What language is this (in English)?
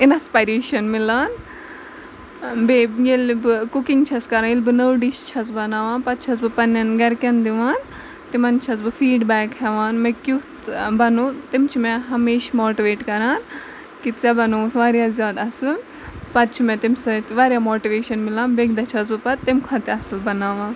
Kashmiri